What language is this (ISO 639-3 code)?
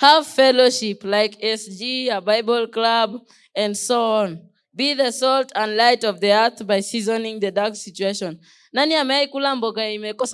eng